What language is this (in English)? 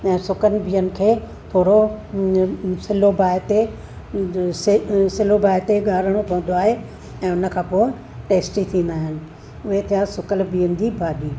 Sindhi